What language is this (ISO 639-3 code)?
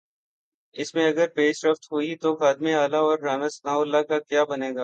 urd